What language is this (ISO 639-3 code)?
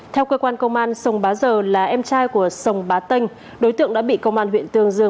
vie